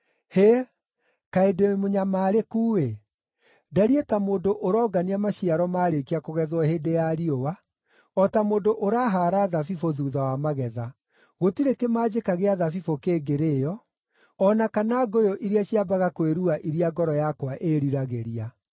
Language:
Kikuyu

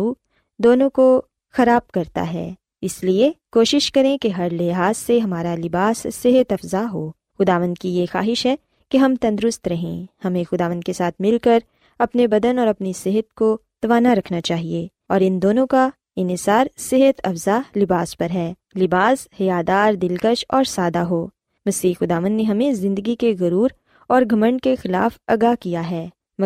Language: Urdu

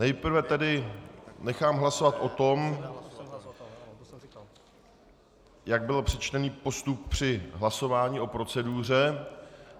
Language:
Czech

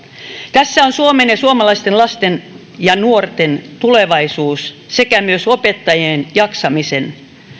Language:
Finnish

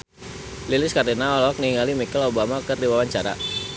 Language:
Sundanese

